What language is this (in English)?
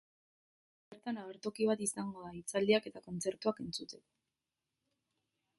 Basque